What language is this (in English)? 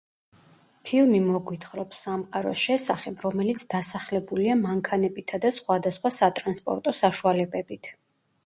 Georgian